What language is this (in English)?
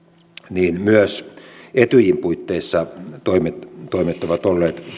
Finnish